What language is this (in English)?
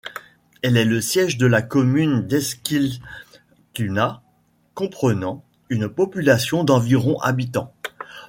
French